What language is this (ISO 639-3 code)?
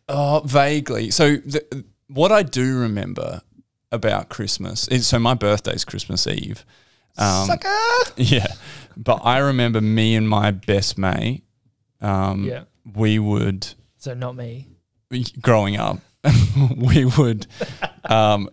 eng